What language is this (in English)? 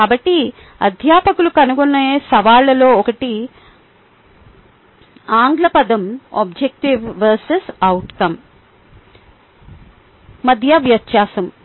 Telugu